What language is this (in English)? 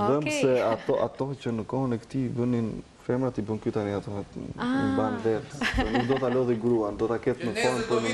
Greek